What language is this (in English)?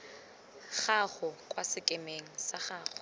Tswana